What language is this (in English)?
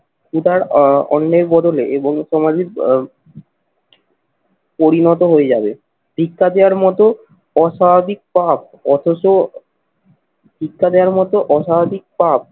Bangla